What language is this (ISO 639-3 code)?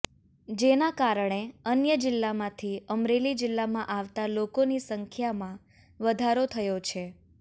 guj